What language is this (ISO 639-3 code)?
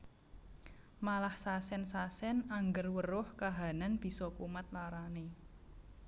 jav